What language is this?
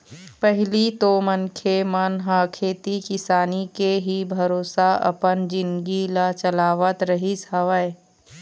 Chhattisgarhi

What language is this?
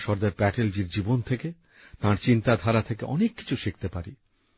Bangla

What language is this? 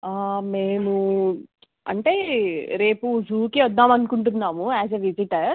Telugu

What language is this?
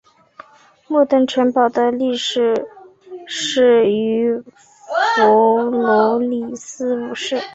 Chinese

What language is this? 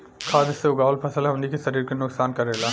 Bhojpuri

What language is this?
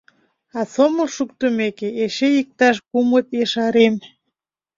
Mari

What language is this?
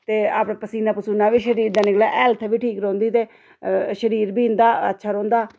Dogri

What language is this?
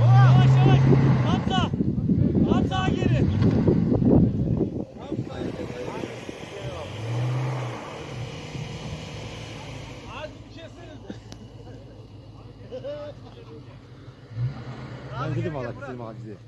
Turkish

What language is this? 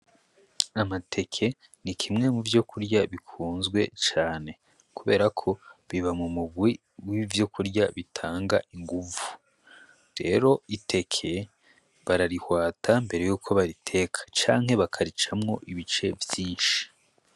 Rundi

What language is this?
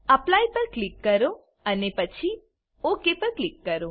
Gujarati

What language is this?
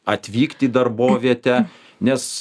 Lithuanian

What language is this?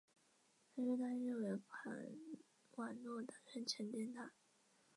Chinese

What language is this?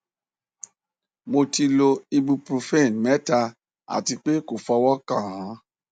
Yoruba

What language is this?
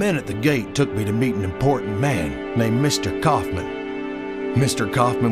English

